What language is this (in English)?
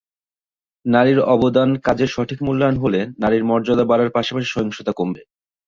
Bangla